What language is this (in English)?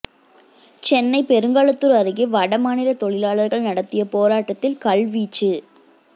Tamil